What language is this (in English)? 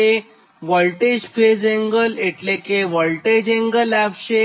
Gujarati